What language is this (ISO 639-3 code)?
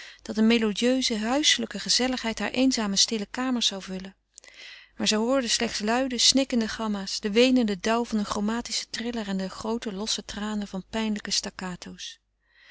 nld